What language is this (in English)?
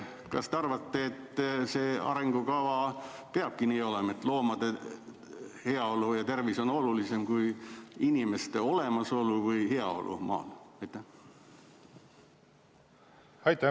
Estonian